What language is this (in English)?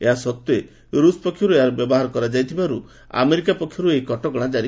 Odia